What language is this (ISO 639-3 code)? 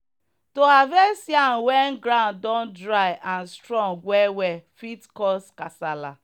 pcm